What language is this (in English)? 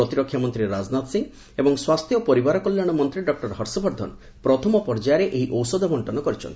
Odia